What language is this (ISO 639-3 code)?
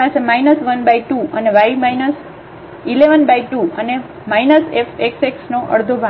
guj